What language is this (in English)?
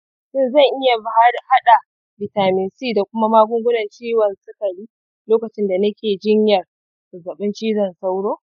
Hausa